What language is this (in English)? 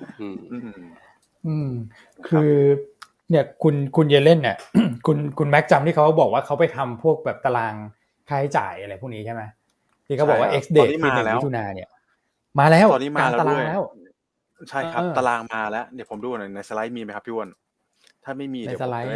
Thai